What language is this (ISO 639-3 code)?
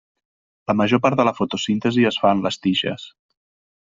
cat